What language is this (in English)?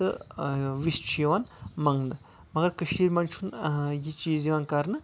Kashmiri